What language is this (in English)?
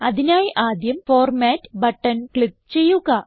Malayalam